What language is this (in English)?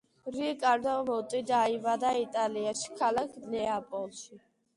Georgian